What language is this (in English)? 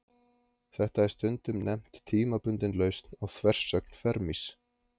Icelandic